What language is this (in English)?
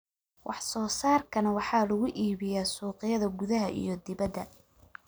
Somali